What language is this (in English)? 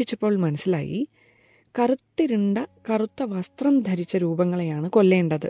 Malayalam